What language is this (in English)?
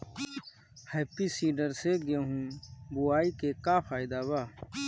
Bhojpuri